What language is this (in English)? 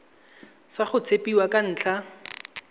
Tswana